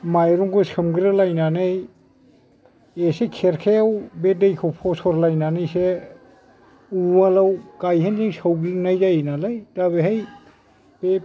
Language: Bodo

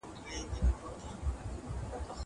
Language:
Pashto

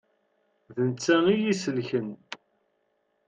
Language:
Kabyle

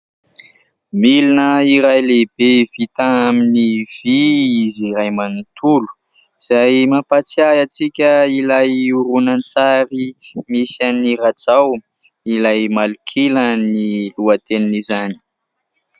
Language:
Malagasy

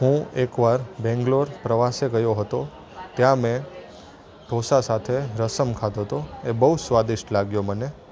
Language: Gujarati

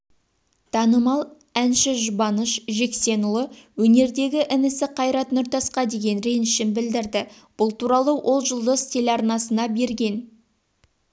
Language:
Kazakh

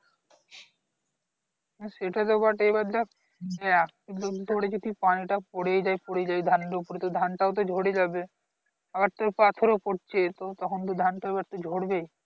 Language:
Bangla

